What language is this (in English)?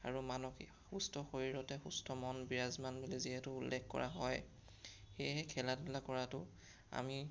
Assamese